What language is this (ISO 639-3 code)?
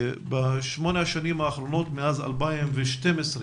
heb